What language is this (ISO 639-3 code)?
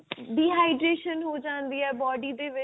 pan